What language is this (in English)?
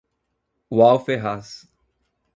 Portuguese